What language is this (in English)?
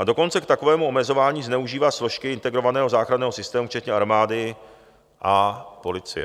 Czech